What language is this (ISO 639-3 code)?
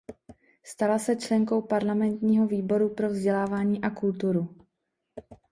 ces